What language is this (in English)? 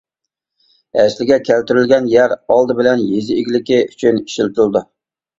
Uyghur